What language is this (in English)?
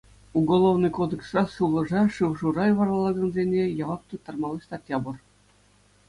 Chuvash